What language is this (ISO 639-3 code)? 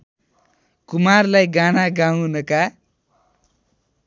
nep